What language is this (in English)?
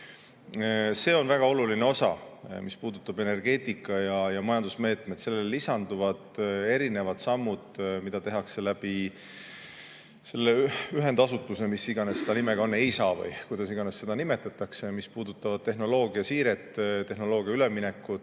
Estonian